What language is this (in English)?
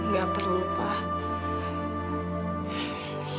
Indonesian